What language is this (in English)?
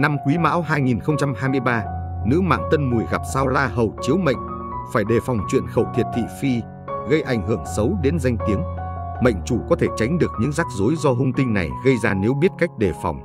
Vietnamese